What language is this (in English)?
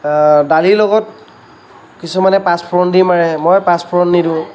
Assamese